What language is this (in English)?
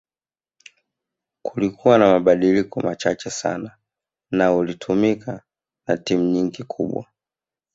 Swahili